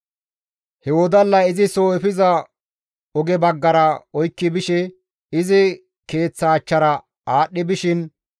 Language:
Gamo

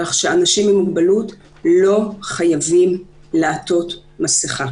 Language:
Hebrew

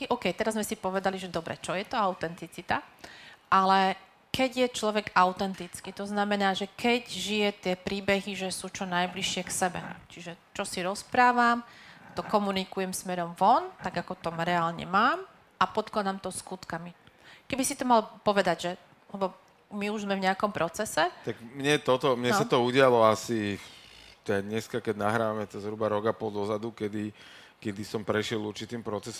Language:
Slovak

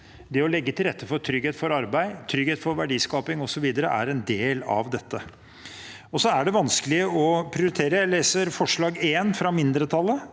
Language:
Norwegian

